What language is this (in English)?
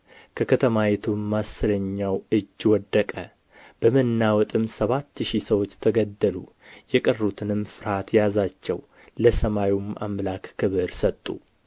Amharic